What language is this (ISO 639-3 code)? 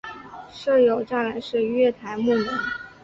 zho